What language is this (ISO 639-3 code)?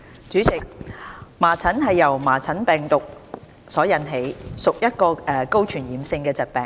yue